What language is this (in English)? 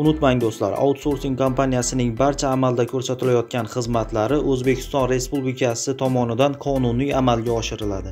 Turkish